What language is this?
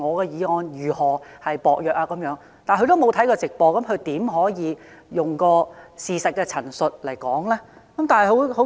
Cantonese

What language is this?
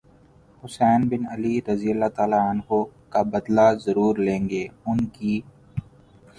Urdu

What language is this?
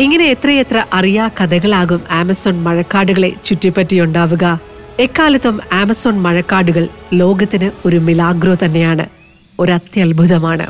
Malayalam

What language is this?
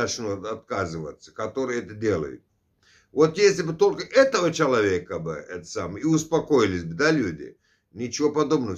Russian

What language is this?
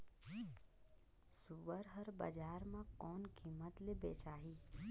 Chhattisgarhi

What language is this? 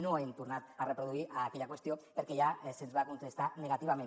Catalan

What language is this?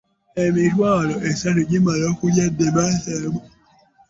Ganda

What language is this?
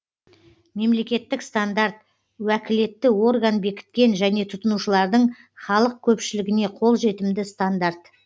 Kazakh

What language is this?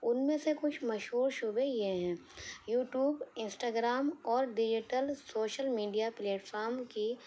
Urdu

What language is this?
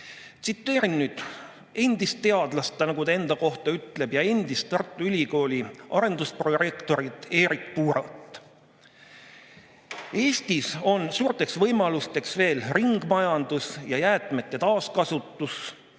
Estonian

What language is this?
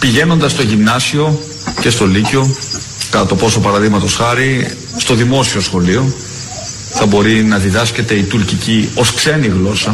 Greek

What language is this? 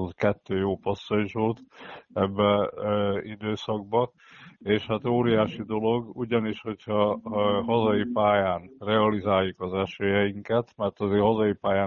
Hungarian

